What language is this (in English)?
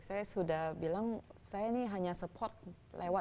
Indonesian